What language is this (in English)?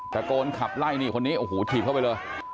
Thai